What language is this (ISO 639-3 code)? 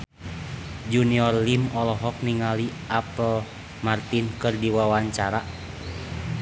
sun